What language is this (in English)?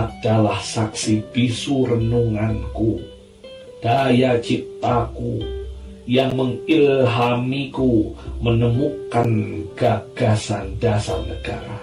Indonesian